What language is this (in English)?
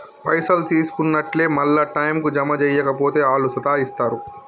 Telugu